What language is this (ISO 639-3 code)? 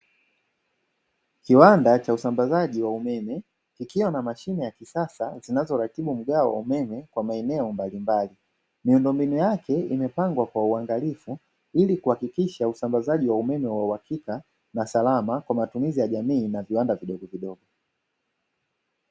swa